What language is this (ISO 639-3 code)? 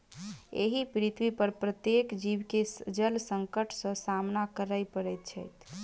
mai